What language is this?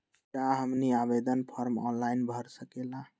Magahi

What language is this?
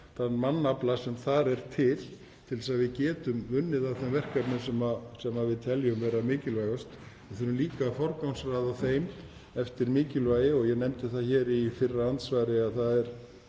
Icelandic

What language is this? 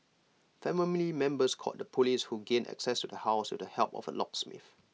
English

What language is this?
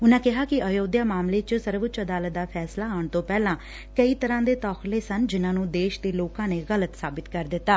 Punjabi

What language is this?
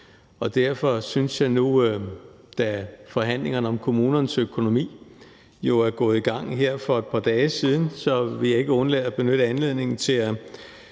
Danish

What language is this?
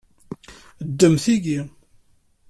Kabyle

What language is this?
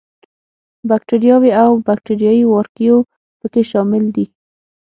Pashto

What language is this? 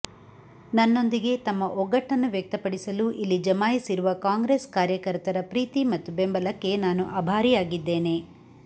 Kannada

